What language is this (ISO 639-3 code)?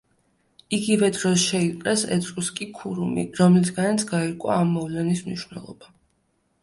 kat